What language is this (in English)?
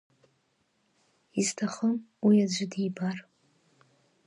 Abkhazian